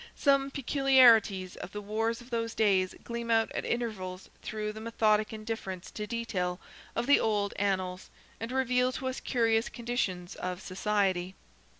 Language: English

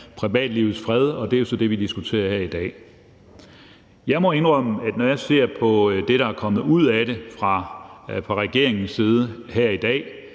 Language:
Danish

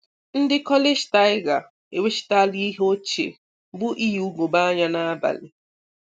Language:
Igbo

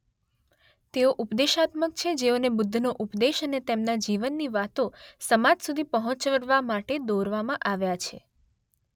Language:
Gujarati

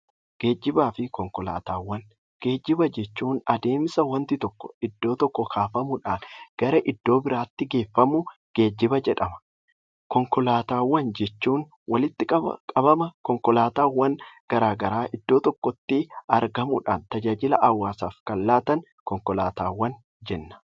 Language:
Oromo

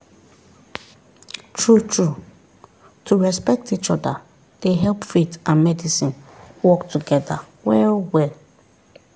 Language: Nigerian Pidgin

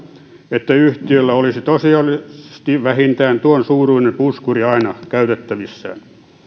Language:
Finnish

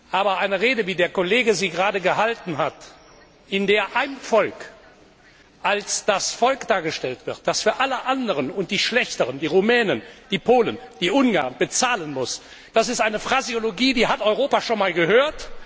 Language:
German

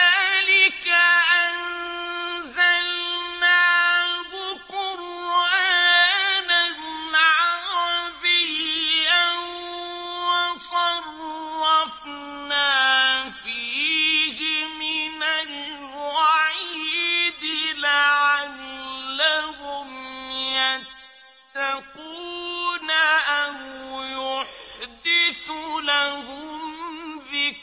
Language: Arabic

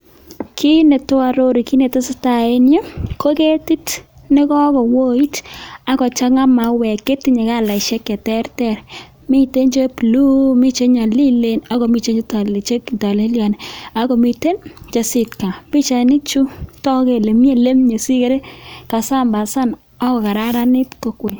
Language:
Kalenjin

